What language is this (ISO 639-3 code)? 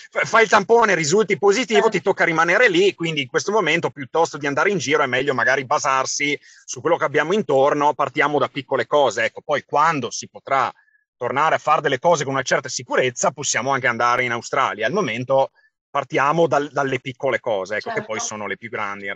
ita